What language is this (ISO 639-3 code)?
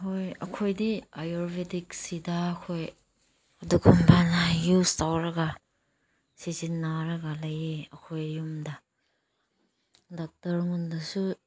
mni